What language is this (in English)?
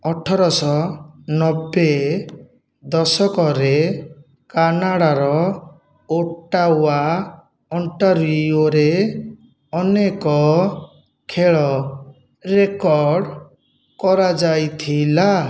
Odia